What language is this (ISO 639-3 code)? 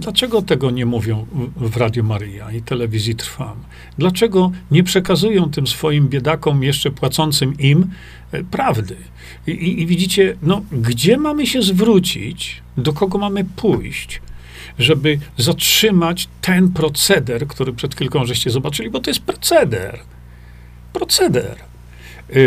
pol